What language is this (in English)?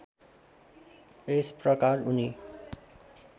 Nepali